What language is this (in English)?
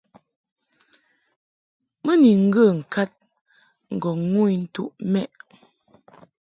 Mungaka